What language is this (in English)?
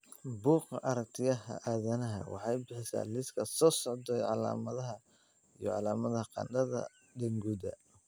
Somali